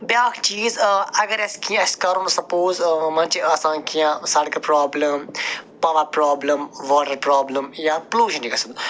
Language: Kashmiri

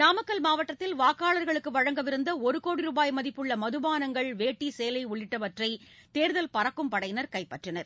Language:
Tamil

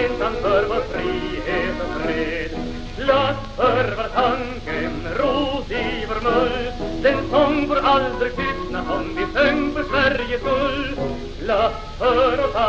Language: Swedish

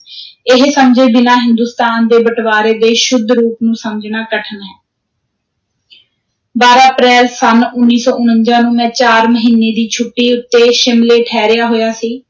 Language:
Punjabi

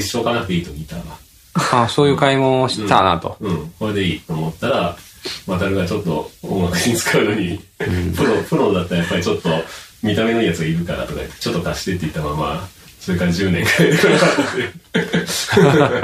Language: Japanese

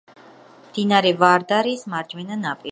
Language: Georgian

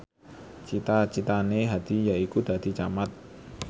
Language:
Javanese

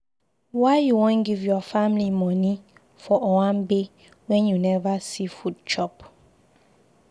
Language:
Nigerian Pidgin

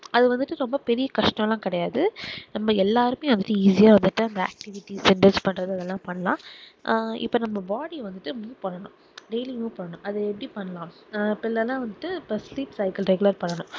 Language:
Tamil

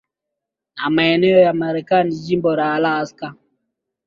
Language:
Swahili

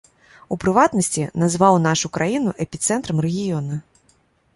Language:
Belarusian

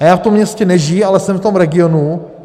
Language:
Czech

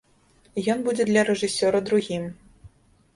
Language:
Belarusian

